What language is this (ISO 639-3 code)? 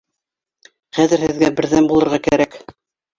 bak